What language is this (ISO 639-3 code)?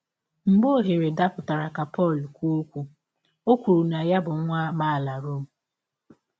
ibo